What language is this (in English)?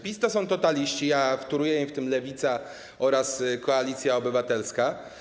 Polish